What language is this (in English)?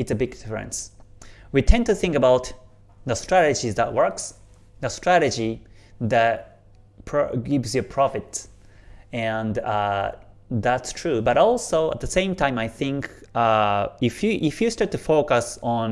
English